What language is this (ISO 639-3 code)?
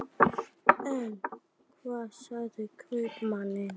isl